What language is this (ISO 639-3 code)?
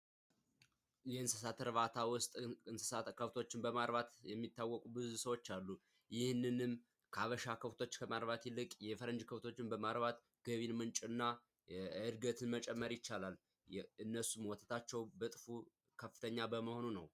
amh